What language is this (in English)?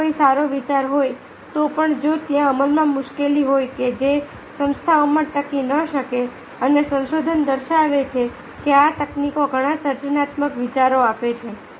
Gujarati